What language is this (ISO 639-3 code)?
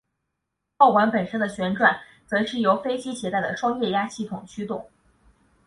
zho